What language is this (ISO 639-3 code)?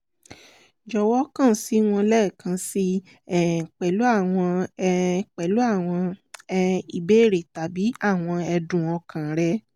yor